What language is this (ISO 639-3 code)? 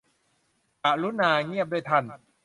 tha